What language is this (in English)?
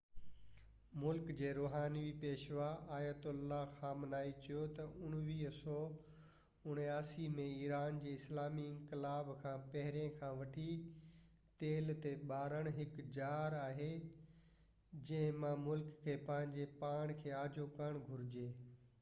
Sindhi